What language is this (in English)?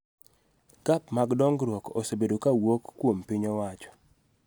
Luo (Kenya and Tanzania)